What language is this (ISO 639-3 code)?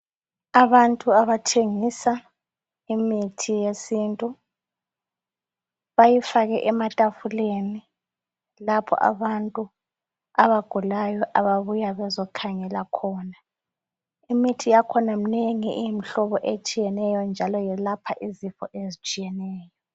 nde